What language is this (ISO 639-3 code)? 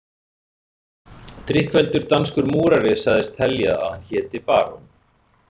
isl